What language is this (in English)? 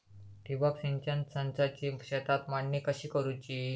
Marathi